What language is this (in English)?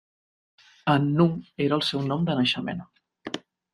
Catalan